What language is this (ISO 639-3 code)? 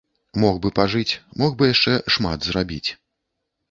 bel